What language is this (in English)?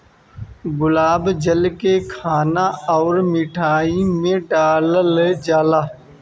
Bhojpuri